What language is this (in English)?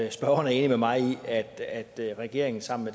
Danish